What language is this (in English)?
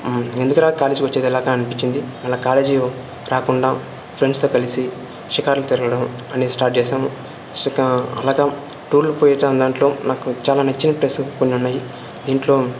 Telugu